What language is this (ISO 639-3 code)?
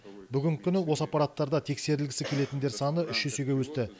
kaz